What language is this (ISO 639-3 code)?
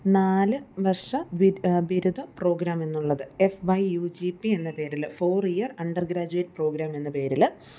mal